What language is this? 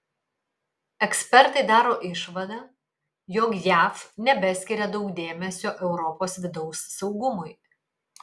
Lithuanian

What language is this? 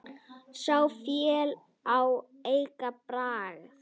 Icelandic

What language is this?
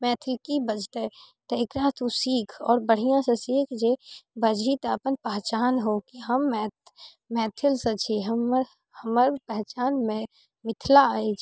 Maithili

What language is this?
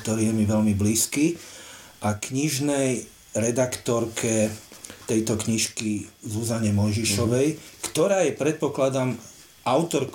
Slovak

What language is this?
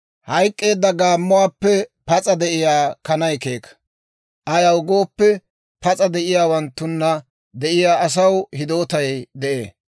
Dawro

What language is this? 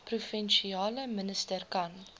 Afrikaans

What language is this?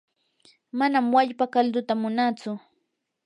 Yanahuanca Pasco Quechua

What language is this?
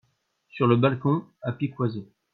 French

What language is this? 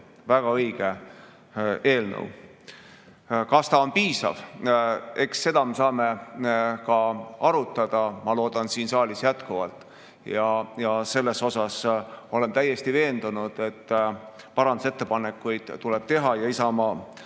Estonian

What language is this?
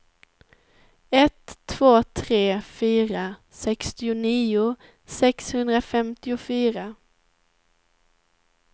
Swedish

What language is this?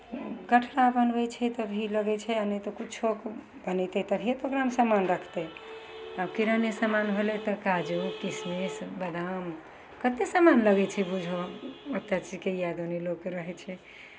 Maithili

